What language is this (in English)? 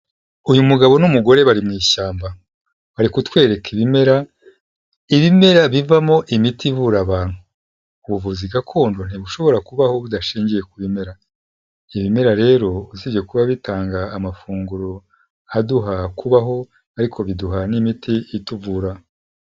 Kinyarwanda